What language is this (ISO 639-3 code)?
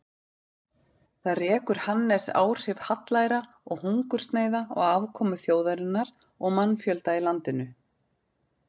isl